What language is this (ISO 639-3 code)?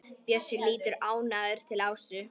isl